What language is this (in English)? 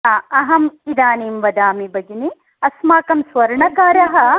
Sanskrit